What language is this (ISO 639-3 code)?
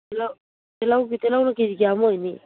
mni